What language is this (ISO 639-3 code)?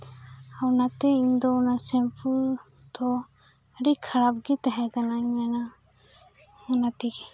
sat